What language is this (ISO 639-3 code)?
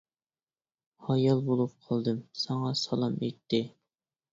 uig